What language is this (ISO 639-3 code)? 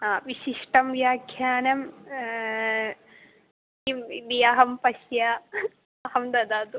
san